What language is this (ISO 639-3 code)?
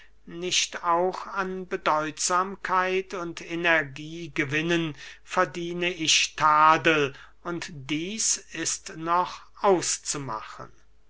deu